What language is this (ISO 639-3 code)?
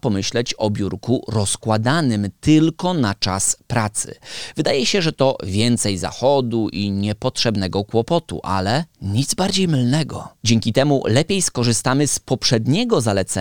pol